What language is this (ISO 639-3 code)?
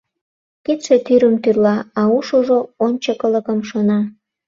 chm